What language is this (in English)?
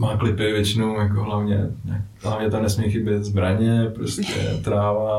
Czech